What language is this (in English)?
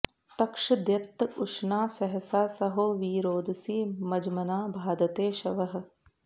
Sanskrit